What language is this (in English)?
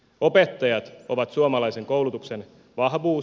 Finnish